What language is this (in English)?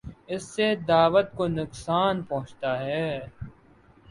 Urdu